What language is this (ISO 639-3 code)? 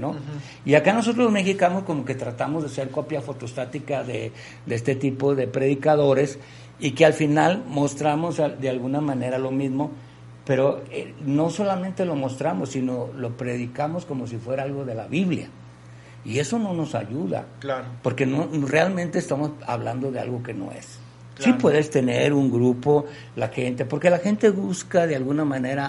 spa